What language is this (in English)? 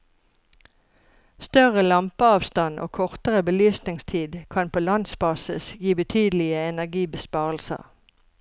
Norwegian